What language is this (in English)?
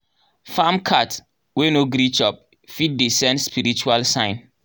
Nigerian Pidgin